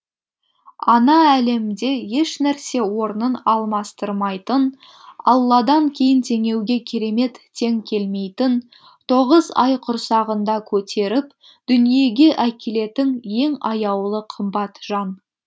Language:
Kazakh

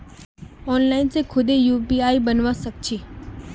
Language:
Magahi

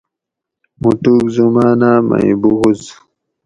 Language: Gawri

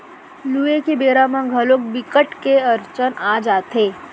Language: Chhattisgarhi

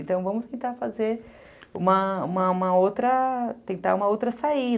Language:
Portuguese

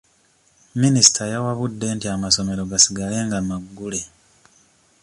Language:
Ganda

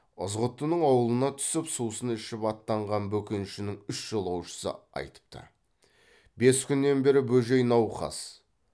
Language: Kazakh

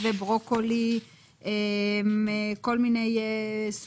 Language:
Hebrew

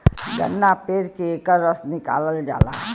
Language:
Bhojpuri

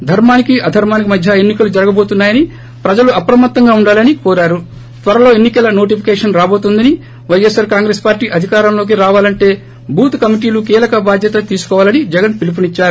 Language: Telugu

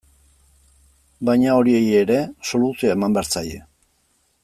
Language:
Basque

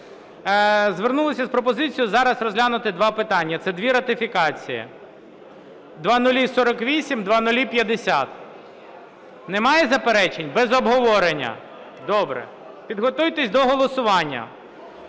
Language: Ukrainian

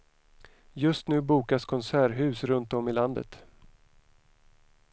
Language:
Swedish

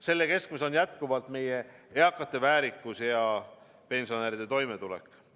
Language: Estonian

